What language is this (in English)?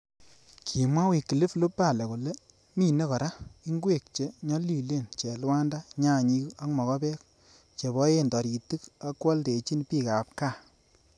Kalenjin